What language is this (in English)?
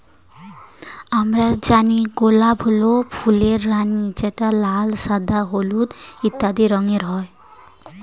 Bangla